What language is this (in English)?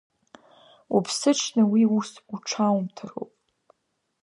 Abkhazian